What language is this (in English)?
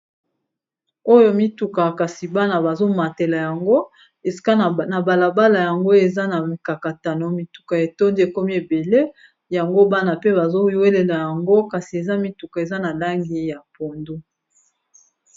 Lingala